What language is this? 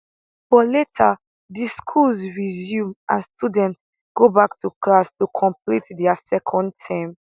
Nigerian Pidgin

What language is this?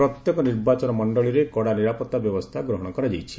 Odia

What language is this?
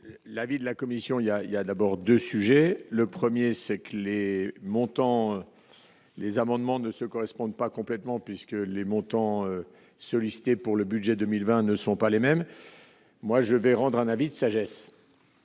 French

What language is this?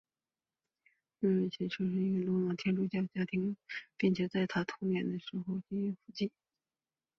Chinese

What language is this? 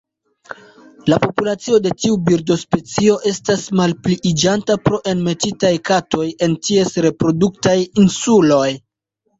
Esperanto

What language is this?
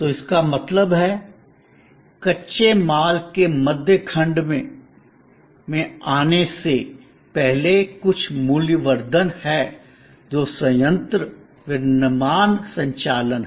Hindi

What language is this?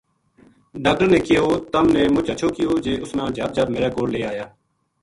Gujari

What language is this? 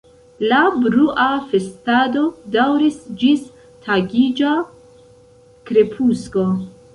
Esperanto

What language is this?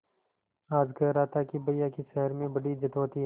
Hindi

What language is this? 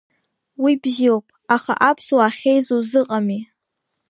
Abkhazian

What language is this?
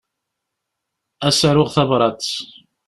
Kabyle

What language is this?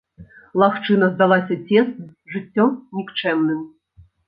Belarusian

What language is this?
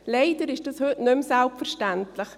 Swiss German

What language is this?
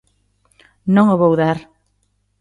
Galician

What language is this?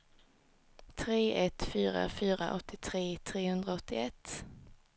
Swedish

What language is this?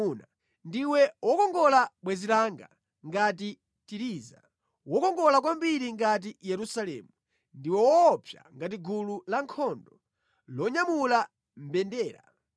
Nyanja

